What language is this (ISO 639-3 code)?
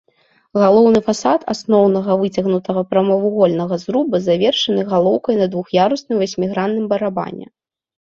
bel